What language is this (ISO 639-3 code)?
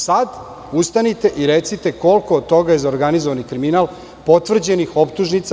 srp